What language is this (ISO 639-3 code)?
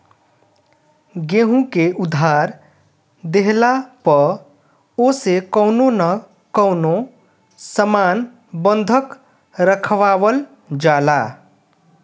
bho